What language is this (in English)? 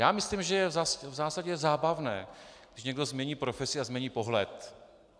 Czech